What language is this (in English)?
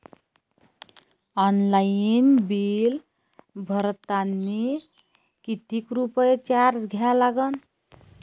Marathi